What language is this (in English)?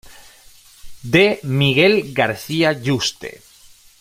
Spanish